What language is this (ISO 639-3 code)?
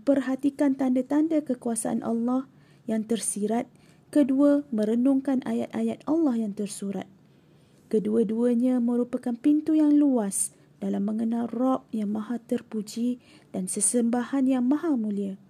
msa